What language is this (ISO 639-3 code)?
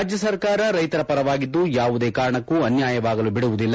kan